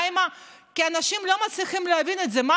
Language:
Hebrew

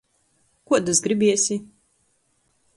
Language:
Latgalian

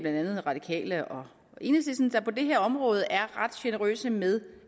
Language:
Danish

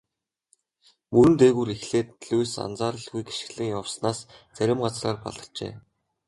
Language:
Mongolian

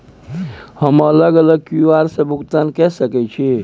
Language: Maithili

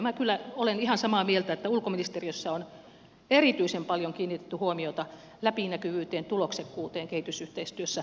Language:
Finnish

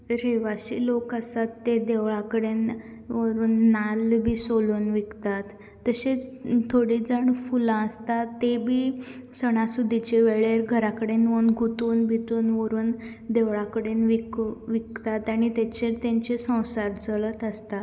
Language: Konkani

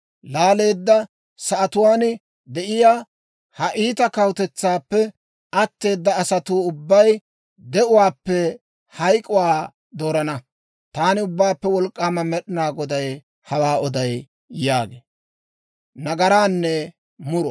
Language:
Dawro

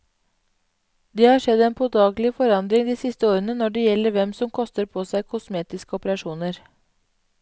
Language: Norwegian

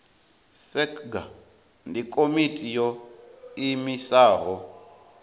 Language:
Venda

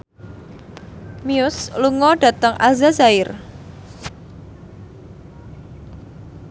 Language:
Javanese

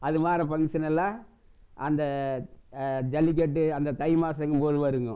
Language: Tamil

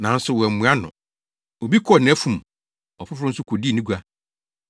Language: Akan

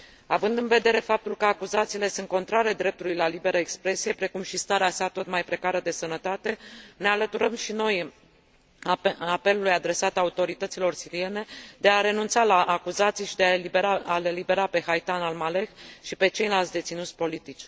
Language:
Romanian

